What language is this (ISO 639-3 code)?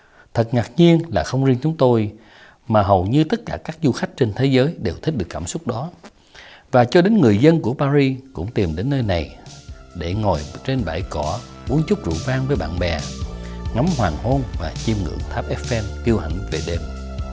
vie